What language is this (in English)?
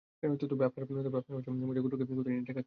Bangla